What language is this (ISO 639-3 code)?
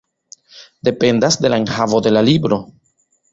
epo